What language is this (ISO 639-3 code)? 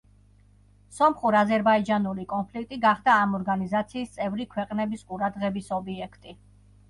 kat